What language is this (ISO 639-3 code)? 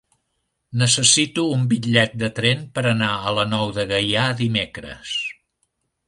cat